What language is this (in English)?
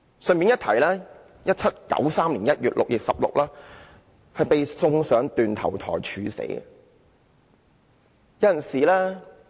Cantonese